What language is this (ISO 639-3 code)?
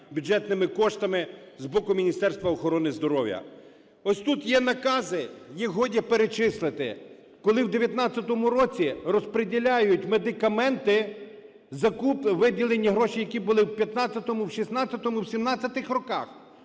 ukr